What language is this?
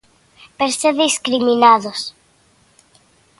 Galician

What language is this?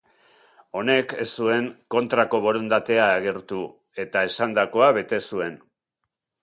Basque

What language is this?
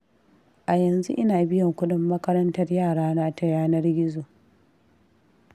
Hausa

